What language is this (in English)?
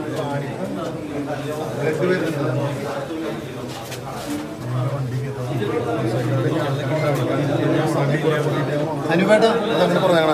Arabic